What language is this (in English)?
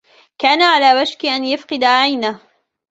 Arabic